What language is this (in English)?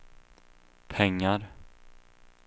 Swedish